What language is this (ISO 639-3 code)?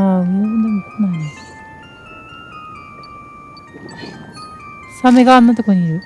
jpn